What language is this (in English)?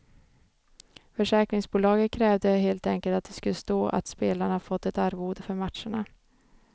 Swedish